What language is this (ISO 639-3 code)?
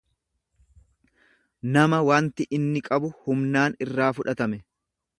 orm